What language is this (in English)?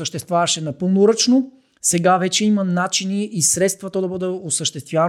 Bulgarian